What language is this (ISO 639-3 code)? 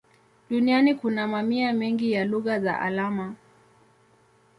swa